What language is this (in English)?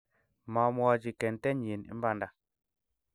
Kalenjin